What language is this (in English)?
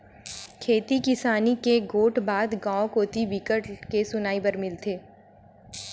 Chhattisgarhi